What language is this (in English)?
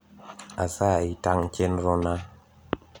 Luo (Kenya and Tanzania)